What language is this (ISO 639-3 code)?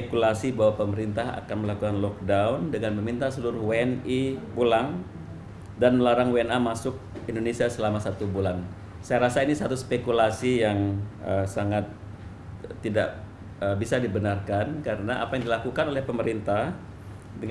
ind